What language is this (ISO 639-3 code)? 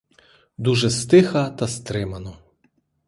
ukr